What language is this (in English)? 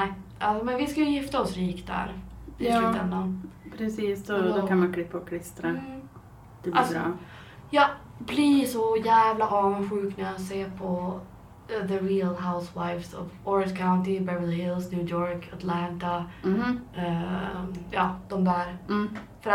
Swedish